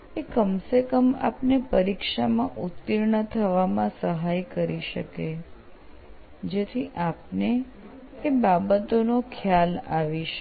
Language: Gujarati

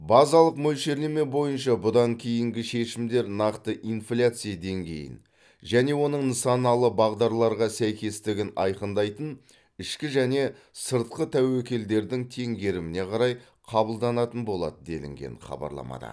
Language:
Kazakh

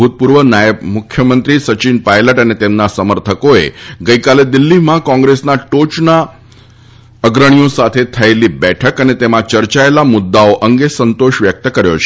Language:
Gujarati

